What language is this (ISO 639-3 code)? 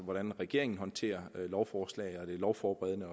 dan